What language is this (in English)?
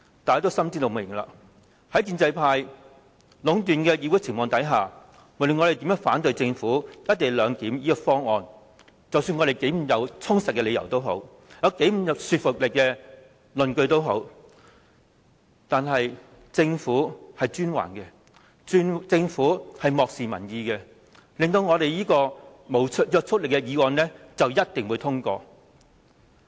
Cantonese